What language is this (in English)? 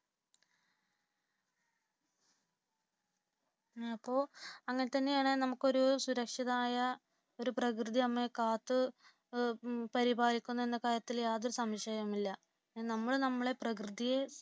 Malayalam